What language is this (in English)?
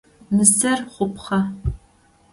Adyghe